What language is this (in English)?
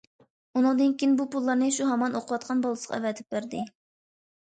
Uyghur